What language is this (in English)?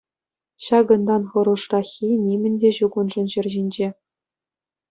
Chuvash